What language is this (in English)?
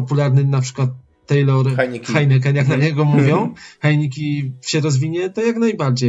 Polish